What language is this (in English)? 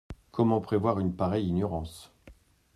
French